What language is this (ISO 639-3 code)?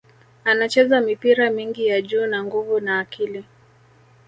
swa